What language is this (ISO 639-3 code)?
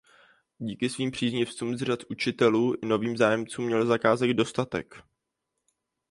ces